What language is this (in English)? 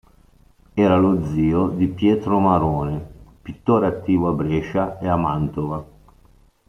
Italian